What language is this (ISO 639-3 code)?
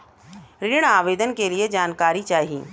bho